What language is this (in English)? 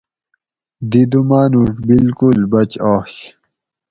Gawri